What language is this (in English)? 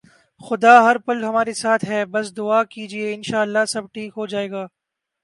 Urdu